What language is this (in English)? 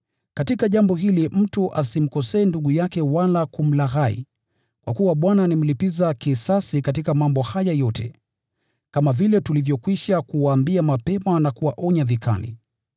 Swahili